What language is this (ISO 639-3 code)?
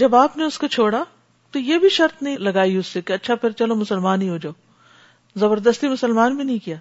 urd